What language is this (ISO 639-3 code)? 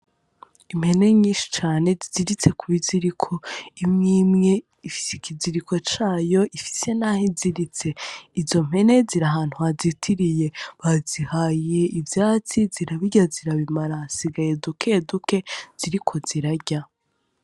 run